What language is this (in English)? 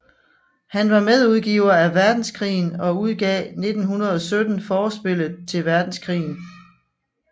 Danish